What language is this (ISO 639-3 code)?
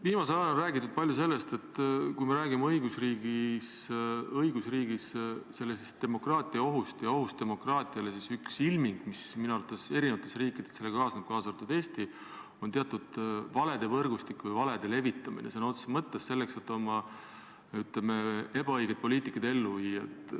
est